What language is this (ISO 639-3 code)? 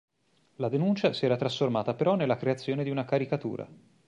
ita